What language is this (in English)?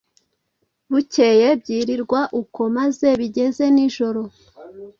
Kinyarwanda